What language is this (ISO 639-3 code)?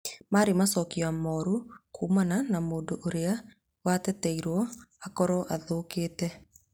kik